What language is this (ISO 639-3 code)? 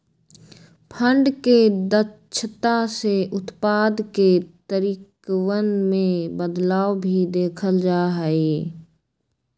mag